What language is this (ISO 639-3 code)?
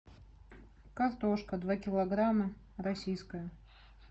rus